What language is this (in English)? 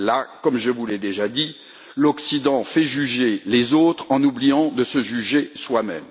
French